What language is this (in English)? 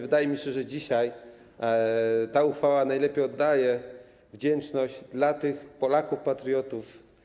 Polish